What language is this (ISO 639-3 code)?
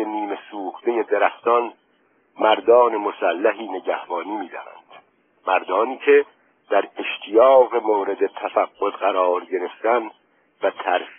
fas